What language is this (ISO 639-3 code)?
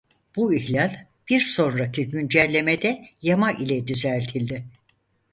tur